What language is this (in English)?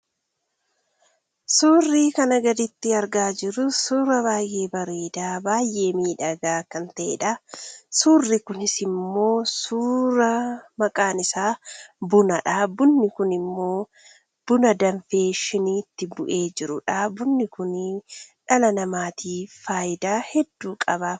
Oromo